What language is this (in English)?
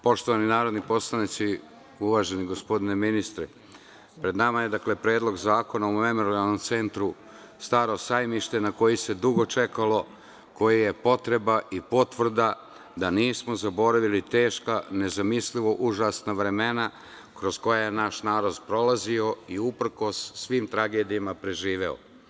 Serbian